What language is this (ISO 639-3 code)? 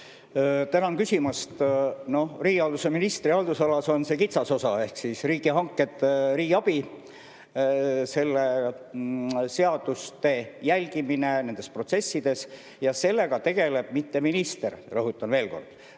est